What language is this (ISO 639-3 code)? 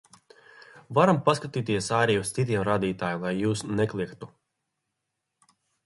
lav